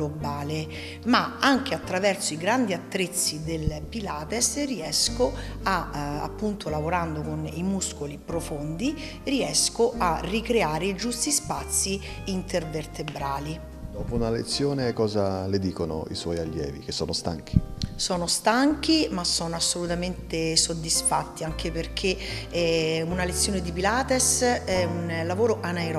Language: Italian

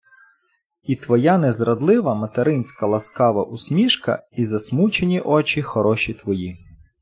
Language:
Ukrainian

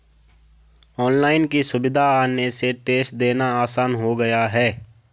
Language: Hindi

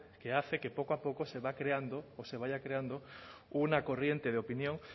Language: Spanish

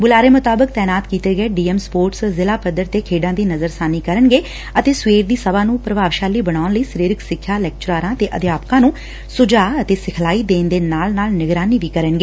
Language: Punjabi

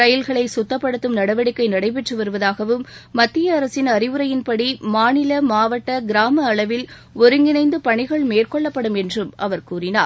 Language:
Tamil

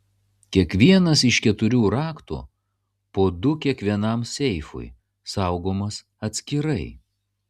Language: Lithuanian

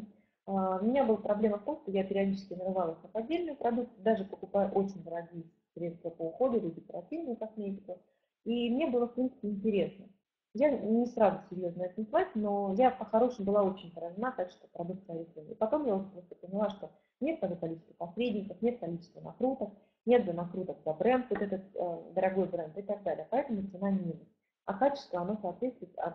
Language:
Russian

